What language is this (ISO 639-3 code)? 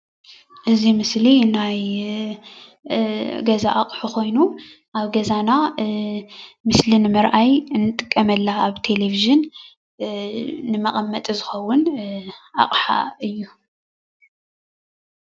tir